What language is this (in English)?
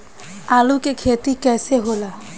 Bhojpuri